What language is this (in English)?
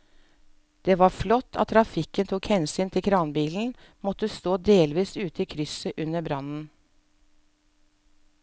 Norwegian